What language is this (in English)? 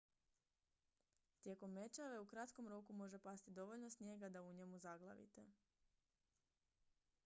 Croatian